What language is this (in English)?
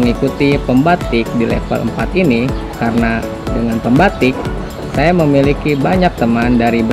Indonesian